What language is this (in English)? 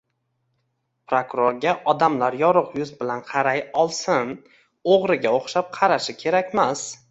Uzbek